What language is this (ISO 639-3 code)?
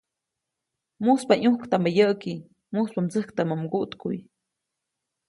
zoc